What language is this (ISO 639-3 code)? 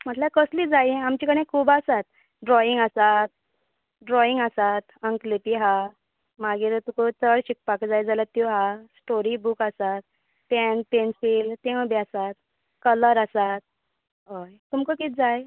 kok